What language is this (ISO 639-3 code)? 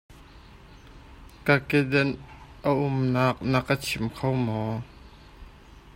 cnh